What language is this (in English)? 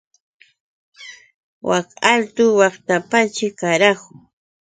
Yauyos Quechua